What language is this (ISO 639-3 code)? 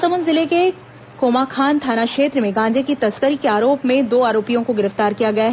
hin